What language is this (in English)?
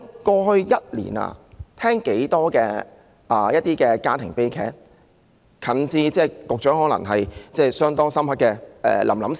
Cantonese